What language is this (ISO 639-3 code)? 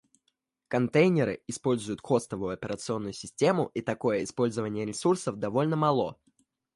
rus